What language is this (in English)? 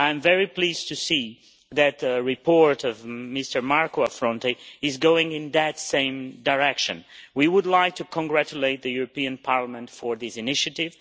English